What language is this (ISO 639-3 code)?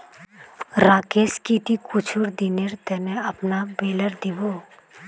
mag